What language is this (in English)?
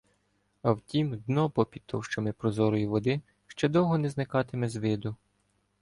Ukrainian